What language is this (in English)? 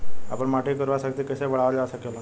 Bhojpuri